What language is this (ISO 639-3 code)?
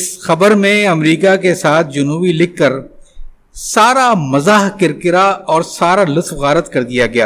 urd